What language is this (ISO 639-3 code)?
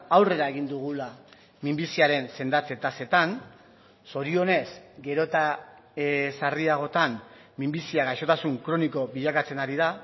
eus